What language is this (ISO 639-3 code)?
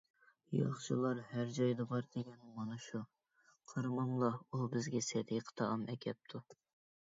uig